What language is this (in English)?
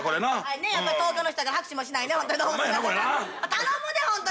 Japanese